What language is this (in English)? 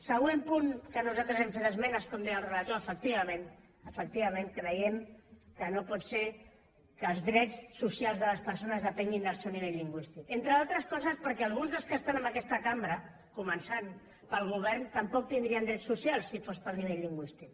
Catalan